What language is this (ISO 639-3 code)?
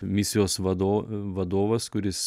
lit